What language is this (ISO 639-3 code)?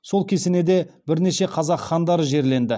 kaz